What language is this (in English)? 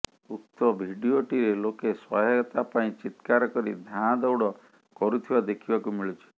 Odia